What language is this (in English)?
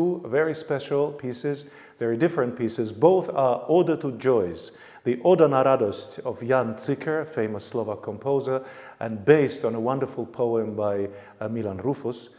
English